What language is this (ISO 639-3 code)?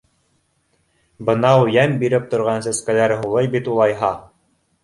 bak